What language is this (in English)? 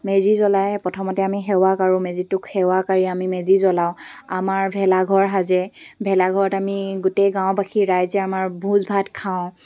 Assamese